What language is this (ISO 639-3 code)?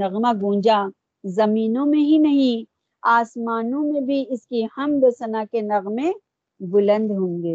urd